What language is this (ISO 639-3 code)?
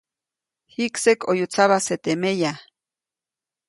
zoc